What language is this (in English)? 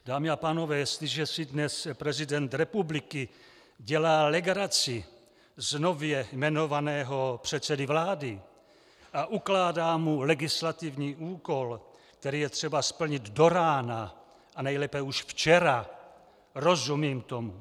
Czech